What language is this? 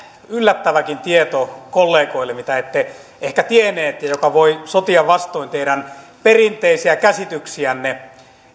Finnish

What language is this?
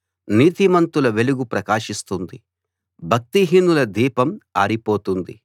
Telugu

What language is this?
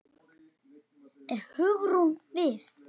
Icelandic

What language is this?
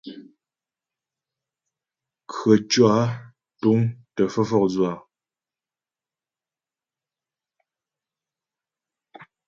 Ghomala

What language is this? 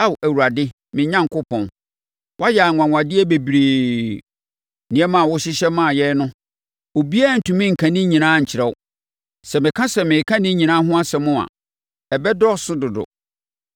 Akan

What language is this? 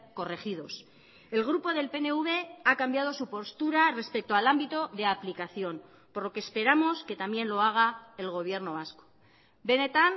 Spanish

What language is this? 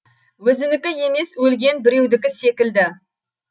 Kazakh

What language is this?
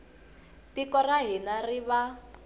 Tsonga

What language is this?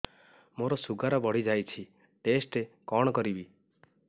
Odia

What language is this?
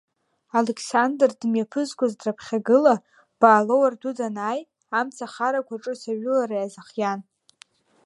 Abkhazian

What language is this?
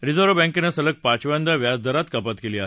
Marathi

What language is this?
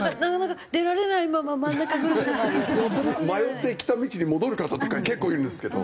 Japanese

